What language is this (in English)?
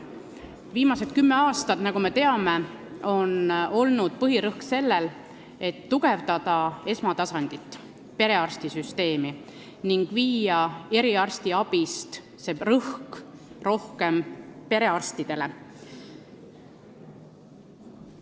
Estonian